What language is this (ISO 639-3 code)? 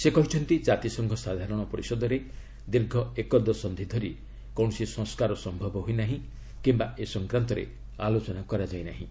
ori